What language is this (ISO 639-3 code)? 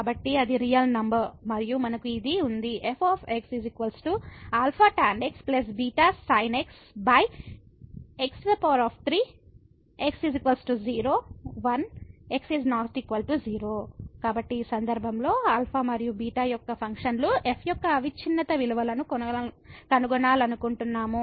tel